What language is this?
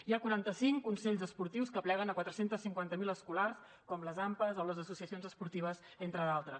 Catalan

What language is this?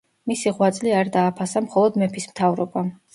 Georgian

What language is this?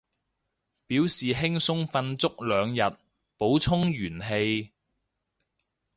Cantonese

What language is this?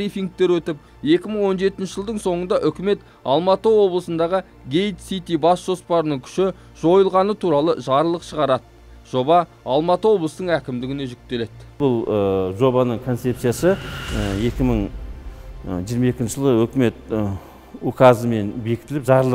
Turkish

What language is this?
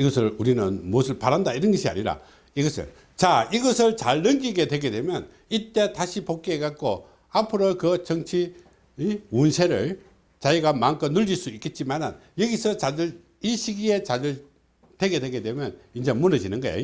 Korean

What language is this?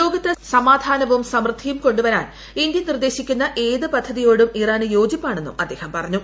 Malayalam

